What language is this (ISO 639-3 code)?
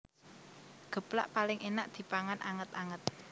jav